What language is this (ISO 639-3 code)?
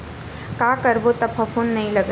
hne